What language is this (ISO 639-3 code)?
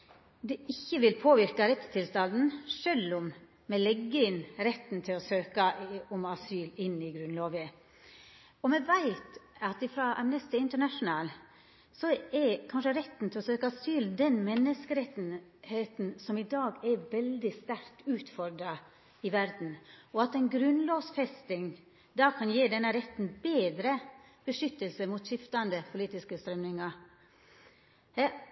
nno